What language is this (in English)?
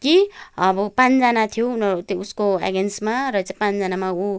Nepali